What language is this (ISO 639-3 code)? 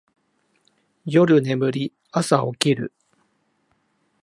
jpn